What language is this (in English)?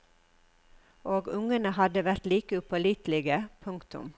Norwegian